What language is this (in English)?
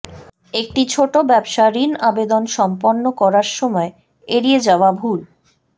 Bangla